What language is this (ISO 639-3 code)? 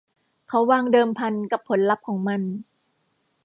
tha